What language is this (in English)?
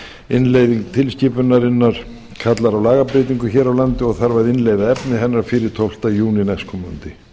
Icelandic